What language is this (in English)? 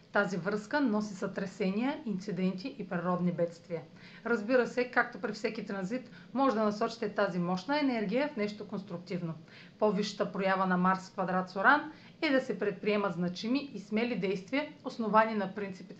Bulgarian